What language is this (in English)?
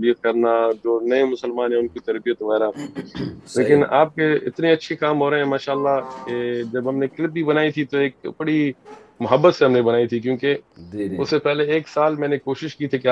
Urdu